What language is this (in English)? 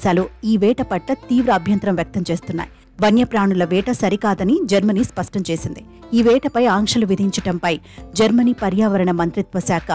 Telugu